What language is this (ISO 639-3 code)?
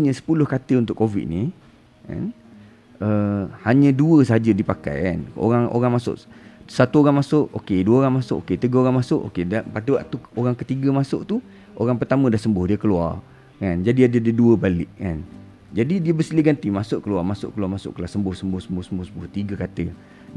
msa